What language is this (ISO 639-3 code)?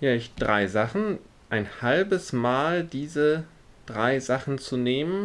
deu